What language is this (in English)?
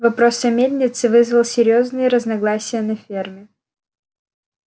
Russian